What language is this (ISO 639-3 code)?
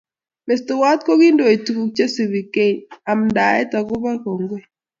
kln